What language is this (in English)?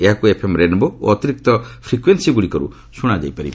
Odia